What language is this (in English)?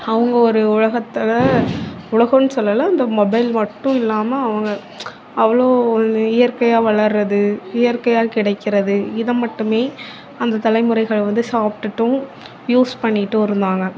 Tamil